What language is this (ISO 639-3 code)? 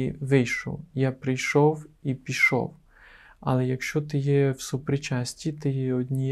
ukr